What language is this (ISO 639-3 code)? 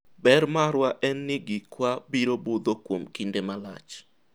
luo